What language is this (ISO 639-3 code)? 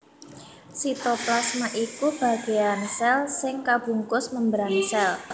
jav